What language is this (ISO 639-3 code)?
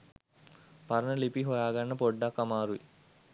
sin